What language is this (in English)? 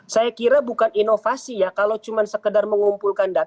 Indonesian